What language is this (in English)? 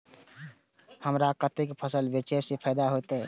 Maithili